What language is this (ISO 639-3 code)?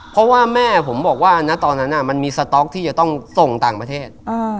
tha